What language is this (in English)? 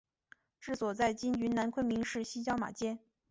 Chinese